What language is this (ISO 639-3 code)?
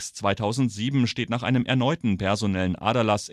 deu